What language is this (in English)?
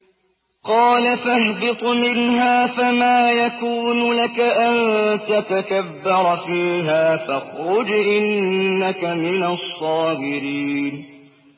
Arabic